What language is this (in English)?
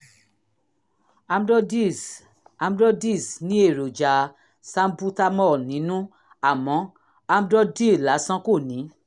Yoruba